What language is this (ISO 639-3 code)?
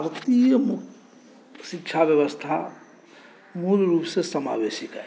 mai